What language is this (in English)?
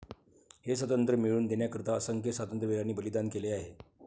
Marathi